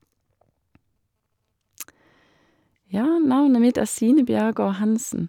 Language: Norwegian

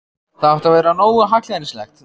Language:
Icelandic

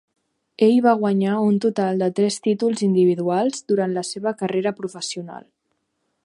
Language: Catalan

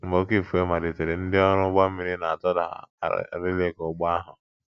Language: Igbo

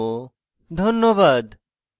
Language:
Bangla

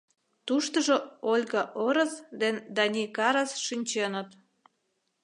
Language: Mari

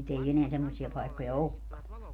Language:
Finnish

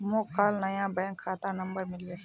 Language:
Magahi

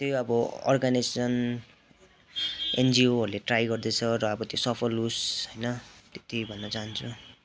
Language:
Nepali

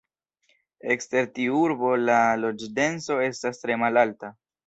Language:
Esperanto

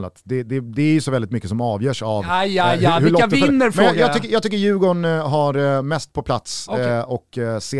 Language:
Swedish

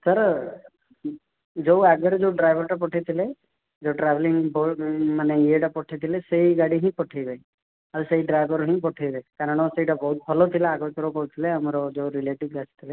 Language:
Odia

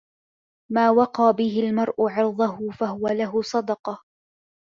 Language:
Arabic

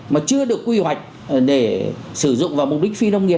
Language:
Vietnamese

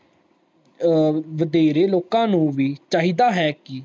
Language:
Punjabi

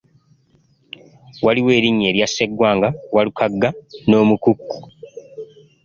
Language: Ganda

